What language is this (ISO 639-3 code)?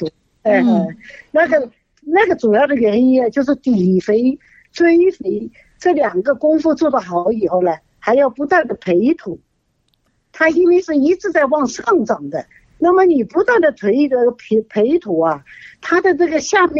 zho